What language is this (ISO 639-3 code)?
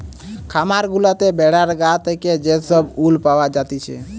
ben